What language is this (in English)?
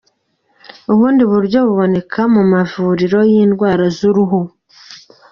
Kinyarwanda